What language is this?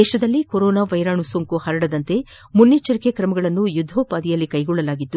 Kannada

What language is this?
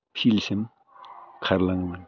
Bodo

